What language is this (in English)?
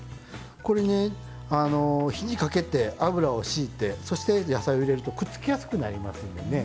Japanese